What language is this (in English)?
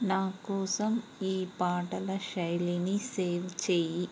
Telugu